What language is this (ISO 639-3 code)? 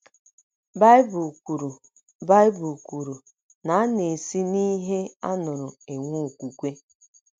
ibo